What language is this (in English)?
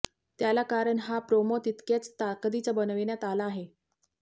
Marathi